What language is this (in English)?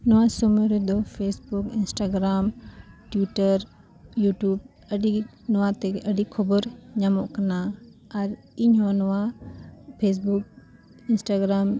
Santali